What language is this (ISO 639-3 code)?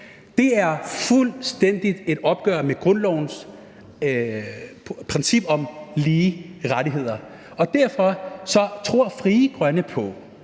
dan